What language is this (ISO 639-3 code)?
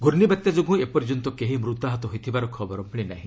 ori